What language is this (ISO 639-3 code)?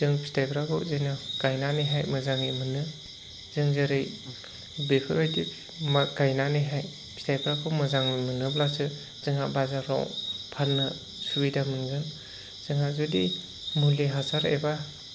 brx